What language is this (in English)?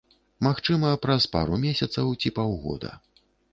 Belarusian